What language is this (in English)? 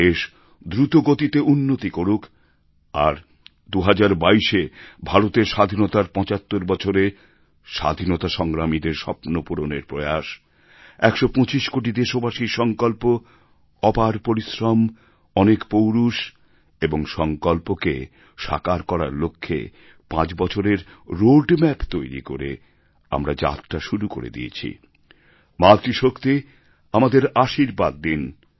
Bangla